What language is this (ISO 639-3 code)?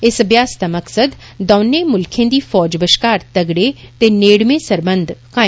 doi